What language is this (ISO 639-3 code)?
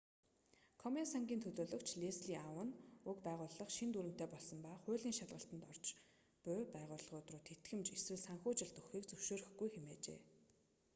mon